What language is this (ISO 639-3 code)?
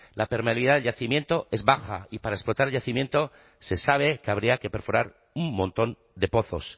spa